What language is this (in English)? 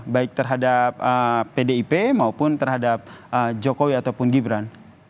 Indonesian